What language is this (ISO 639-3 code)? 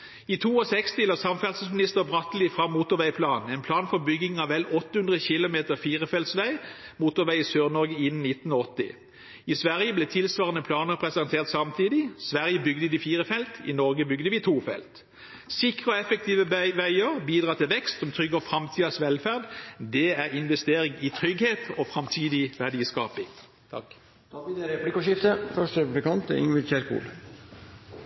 nob